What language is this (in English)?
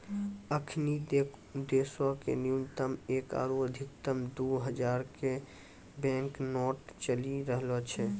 Maithili